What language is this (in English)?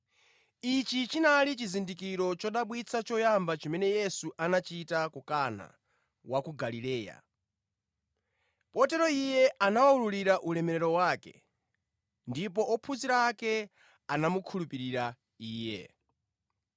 Nyanja